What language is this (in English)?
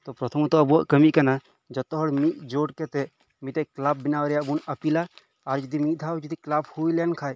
Santali